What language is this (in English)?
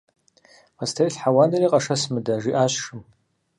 Kabardian